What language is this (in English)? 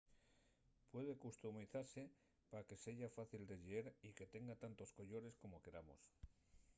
Asturian